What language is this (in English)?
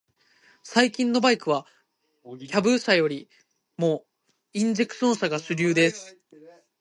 Japanese